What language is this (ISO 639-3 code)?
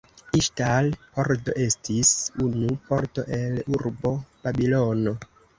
epo